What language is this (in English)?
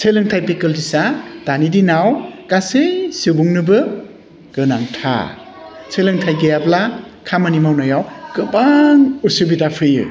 Bodo